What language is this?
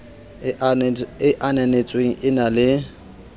Southern Sotho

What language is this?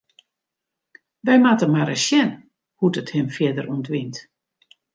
Western Frisian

